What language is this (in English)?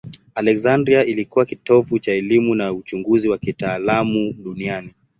Swahili